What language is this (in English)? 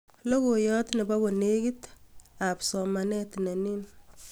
Kalenjin